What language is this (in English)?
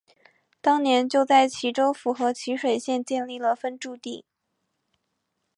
Chinese